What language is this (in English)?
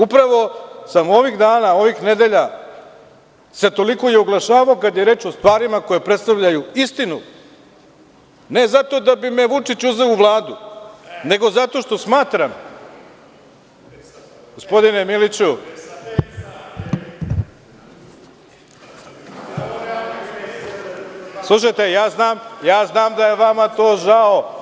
Serbian